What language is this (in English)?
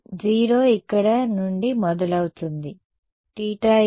Telugu